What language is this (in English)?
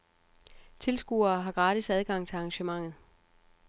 Danish